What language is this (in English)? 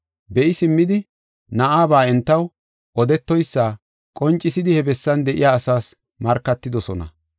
Gofa